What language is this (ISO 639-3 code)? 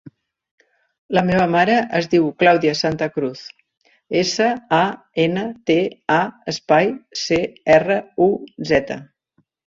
cat